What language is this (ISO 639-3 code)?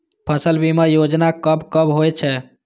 mai